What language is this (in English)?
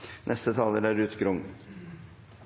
Norwegian Bokmål